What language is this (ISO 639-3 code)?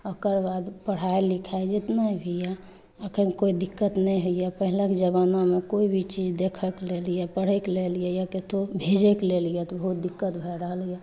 mai